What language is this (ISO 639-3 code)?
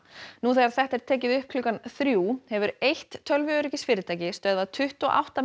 isl